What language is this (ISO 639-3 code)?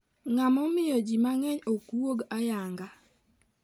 luo